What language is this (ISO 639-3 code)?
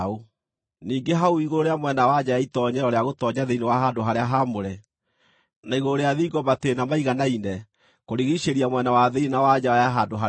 kik